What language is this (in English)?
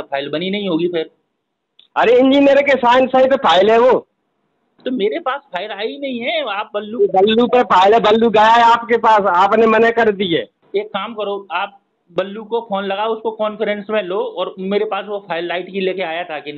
Hindi